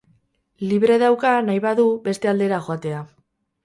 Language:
Basque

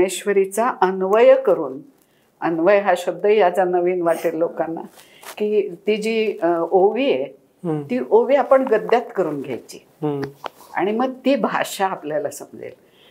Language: Marathi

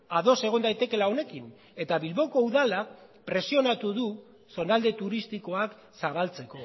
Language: Basque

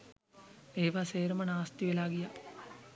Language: Sinhala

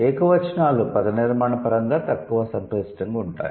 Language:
Telugu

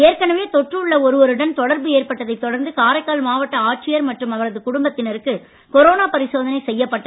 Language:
Tamil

